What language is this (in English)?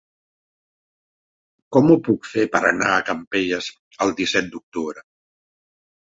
Catalan